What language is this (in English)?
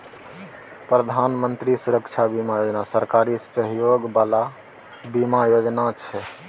Maithili